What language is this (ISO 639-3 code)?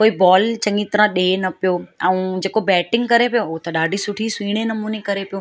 snd